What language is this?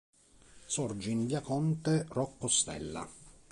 Italian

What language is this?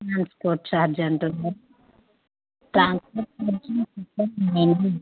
Telugu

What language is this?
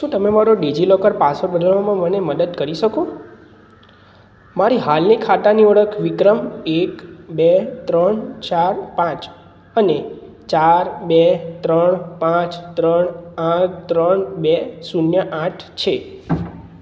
Gujarati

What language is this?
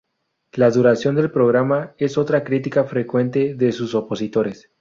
Spanish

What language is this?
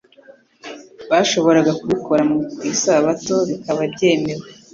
Kinyarwanda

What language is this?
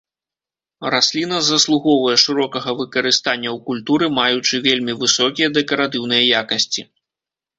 Belarusian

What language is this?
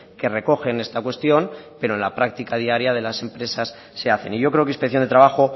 Spanish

